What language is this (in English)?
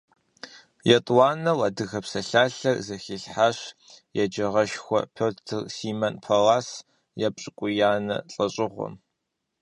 Kabardian